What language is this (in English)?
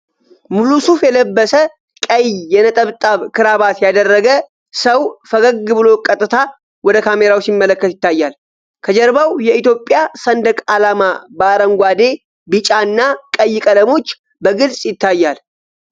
Amharic